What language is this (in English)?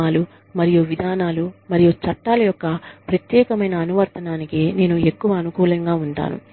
Telugu